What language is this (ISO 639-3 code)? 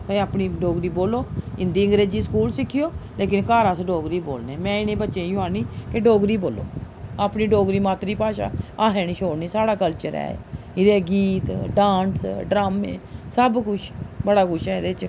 doi